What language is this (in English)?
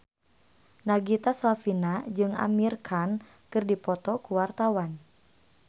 Sundanese